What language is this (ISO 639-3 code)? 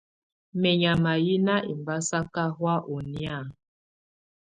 tvu